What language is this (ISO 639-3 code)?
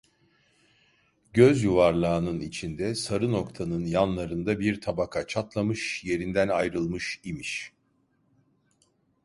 tur